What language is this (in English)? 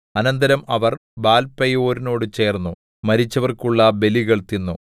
Malayalam